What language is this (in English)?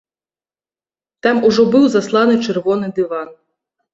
Belarusian